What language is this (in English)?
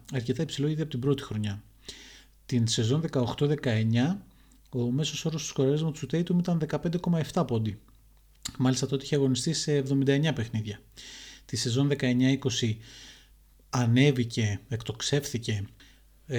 Greek